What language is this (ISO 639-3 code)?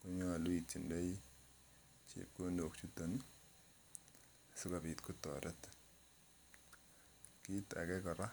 kln